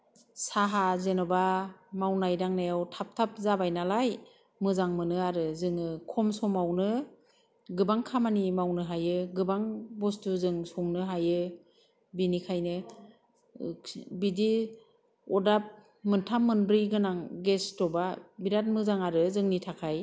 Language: Bodo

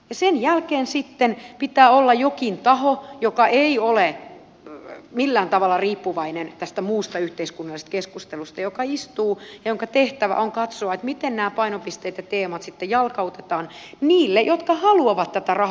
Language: Finnish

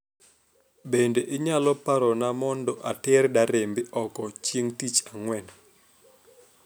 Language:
Luo (Kenya and Tanzania)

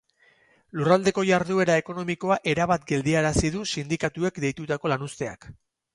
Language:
Basque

